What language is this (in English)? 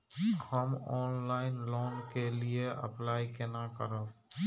Maithili